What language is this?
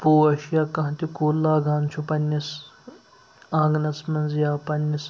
Kashmiri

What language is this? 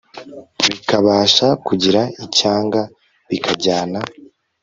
Kinyarwanda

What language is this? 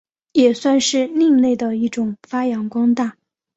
Chinese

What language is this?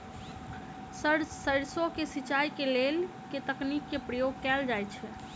Maithili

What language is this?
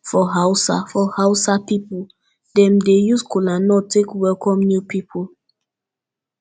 Nigerian Pidgin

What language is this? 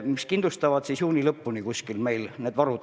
Estonian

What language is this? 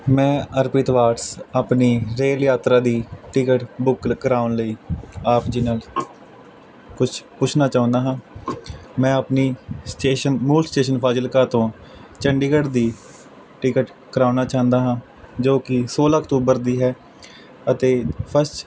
Punjabi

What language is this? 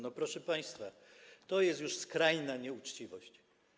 Polish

